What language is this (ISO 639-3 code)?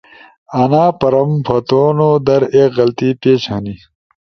ush